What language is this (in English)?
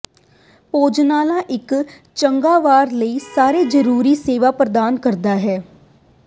Punjabi